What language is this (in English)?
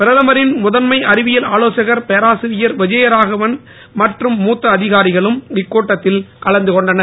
Tamil